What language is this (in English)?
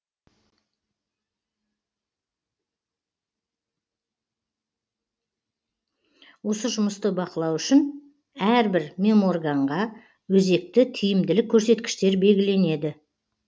Kazakh